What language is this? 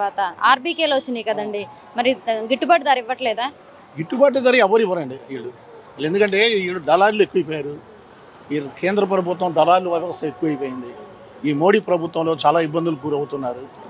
Telugu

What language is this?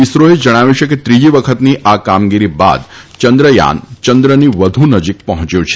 Gujarati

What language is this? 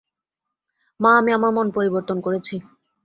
Bangla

